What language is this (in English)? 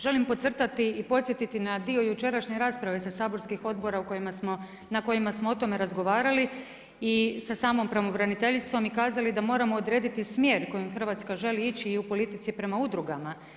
Croatian